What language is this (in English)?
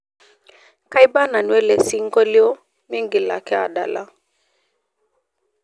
Masai